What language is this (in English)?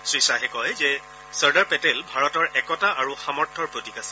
Assamese